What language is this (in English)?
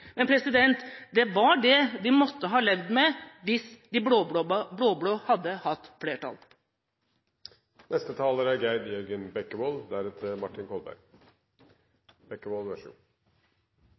Norwegian Bokmål